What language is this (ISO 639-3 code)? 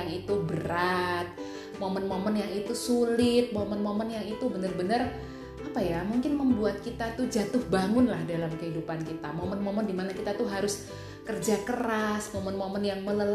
ind